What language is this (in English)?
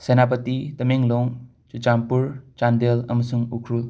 Manipuri